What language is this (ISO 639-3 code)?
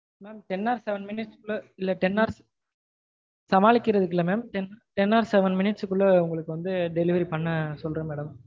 tam